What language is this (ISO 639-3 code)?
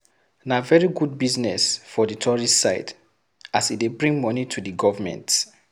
pcm